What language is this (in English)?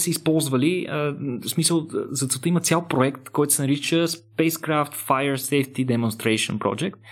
Bulgarian